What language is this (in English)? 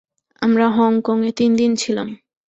Bangla